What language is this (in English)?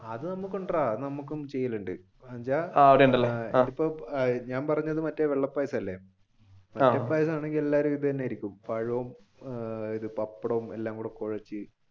Malayalam